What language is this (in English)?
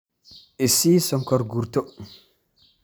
Somali